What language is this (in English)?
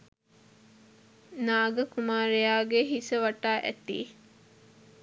Sinhala